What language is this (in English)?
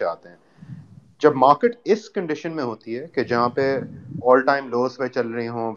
Urdu